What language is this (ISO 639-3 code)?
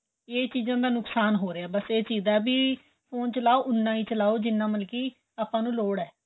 pan